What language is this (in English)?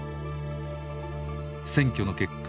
Japanese